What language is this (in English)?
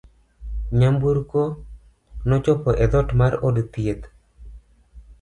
Luo (Kenya and Tanzania)